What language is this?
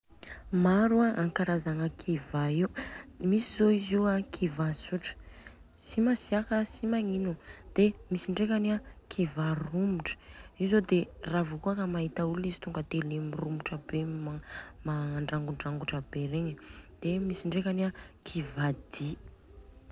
Southern Betsimisaraka Malagasy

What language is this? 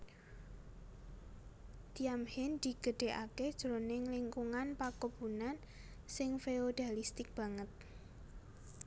Javanese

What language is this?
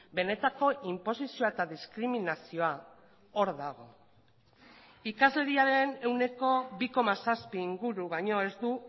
Basque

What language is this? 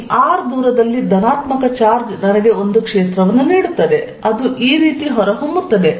Kannada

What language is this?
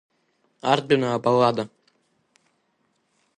Abkhazian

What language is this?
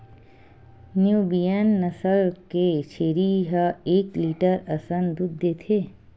Chhattisgarhi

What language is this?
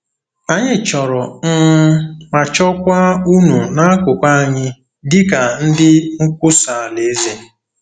Igbo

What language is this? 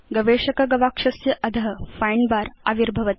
Sanskrit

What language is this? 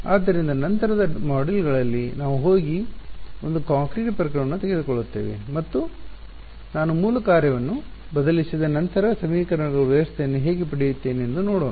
Kannada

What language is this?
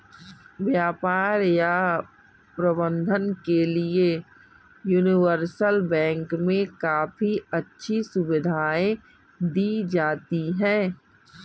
Hindi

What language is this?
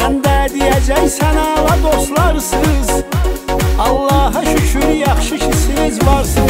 Turkish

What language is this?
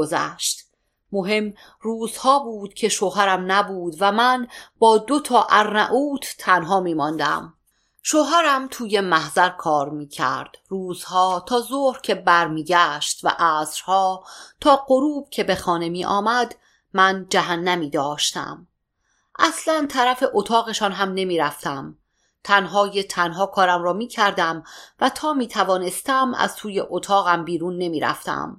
Persian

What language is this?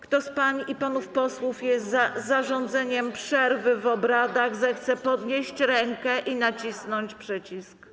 Polish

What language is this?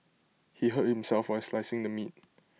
English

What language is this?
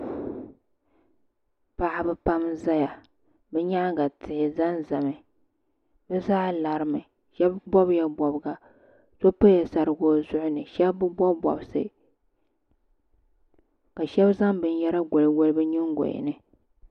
Dagbani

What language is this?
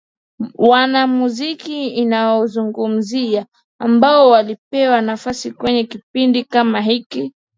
Swahili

